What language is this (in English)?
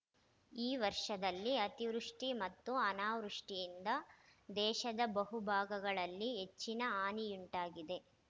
Kannada